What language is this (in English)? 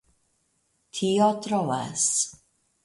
Esperanto